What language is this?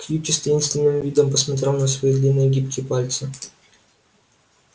Russian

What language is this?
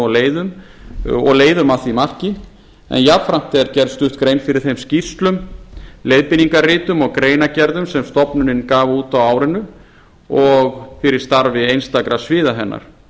Icelandic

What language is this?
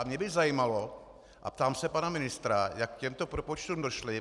Czech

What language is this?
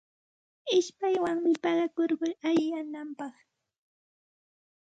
Santa Ana de Tusi Pasco Quechua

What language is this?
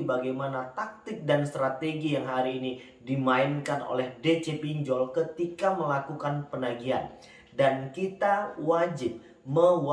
Indonesian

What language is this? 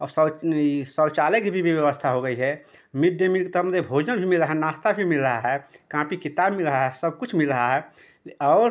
Hindi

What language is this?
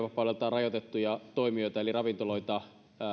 Finnish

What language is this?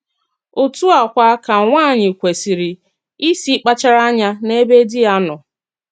Igbo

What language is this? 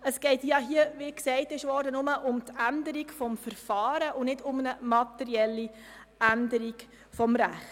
Swiss German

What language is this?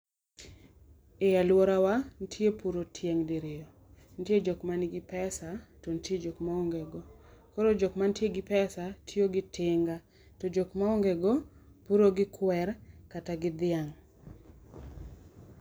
Luo (Kenya and Tanzania)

